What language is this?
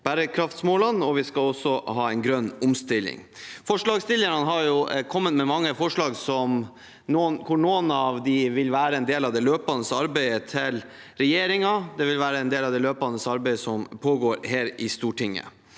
Norwegian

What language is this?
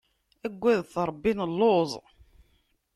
Kabyle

